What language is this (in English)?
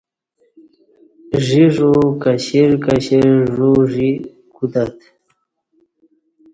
Kati